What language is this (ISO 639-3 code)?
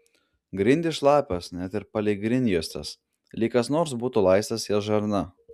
lit